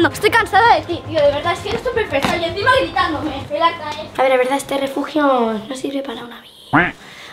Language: Spanish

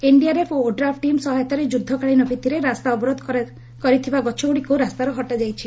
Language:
Odia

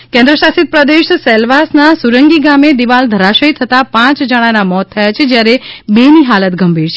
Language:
Gujarati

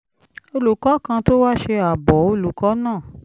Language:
Yoruba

